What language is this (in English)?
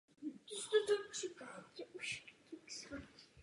Czech